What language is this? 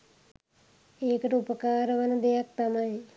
Sinhala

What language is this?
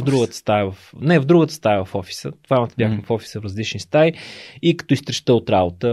Bulgarian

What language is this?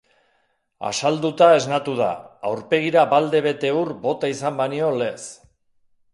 Basque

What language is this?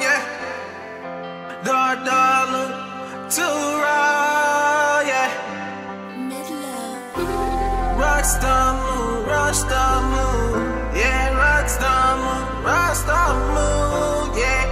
English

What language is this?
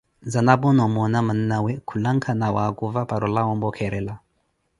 Koti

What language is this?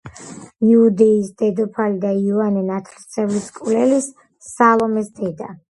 Georgian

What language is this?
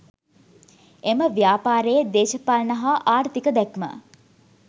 Sinhala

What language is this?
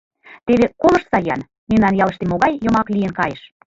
Mari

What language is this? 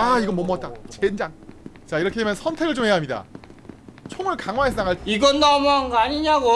Korean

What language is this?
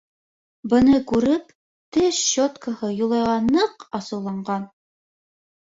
Bashkir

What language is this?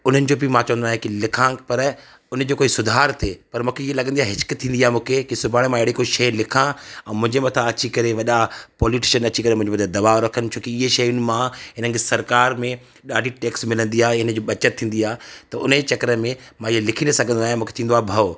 Sindhi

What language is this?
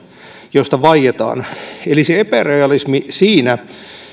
Finnish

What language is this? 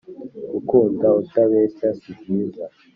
Kinyarwanda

